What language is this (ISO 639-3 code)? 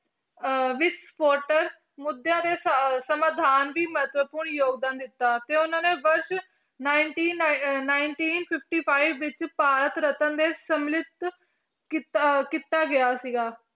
pan